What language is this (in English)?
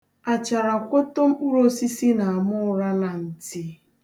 Igbo